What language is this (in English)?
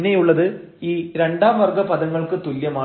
Malayalam